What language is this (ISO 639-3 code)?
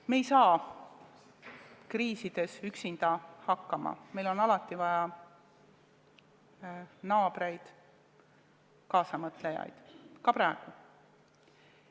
est